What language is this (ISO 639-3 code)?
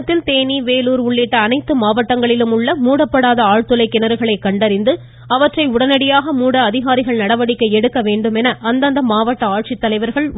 tam